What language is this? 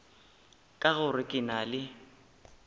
Northern Sotho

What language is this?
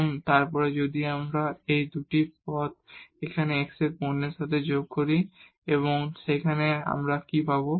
Bangla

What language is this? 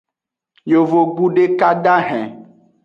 Aja (Benin)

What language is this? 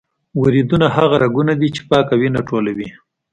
Pashto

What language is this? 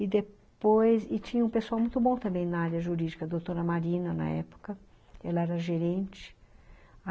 Portuguese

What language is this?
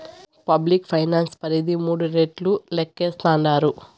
Telugu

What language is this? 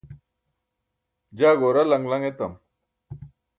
Burushaski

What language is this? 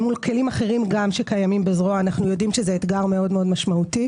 Hebrew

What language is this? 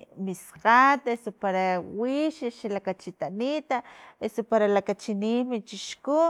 Filomena Mata-Coahuitlán Totonac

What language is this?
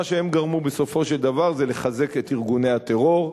Hebrew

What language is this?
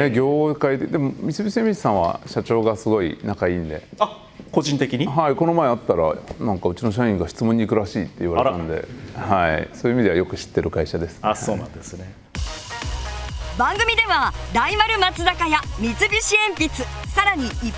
Japanese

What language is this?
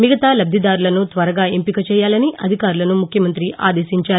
Telugu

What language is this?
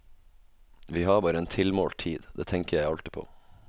Norwegian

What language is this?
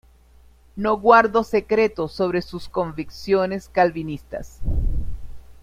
Spanish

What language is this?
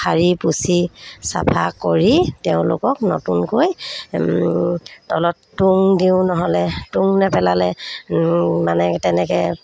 Assamese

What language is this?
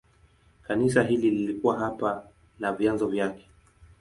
Swahili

